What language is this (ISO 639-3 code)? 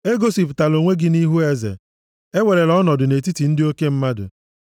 ibo